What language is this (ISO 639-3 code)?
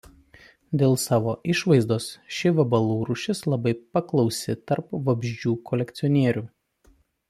lit